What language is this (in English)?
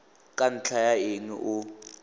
Tswana